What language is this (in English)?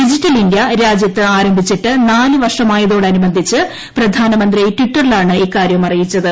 Malayalam